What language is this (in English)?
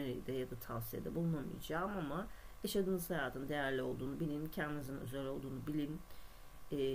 Turkish